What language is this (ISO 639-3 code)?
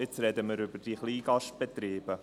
gsw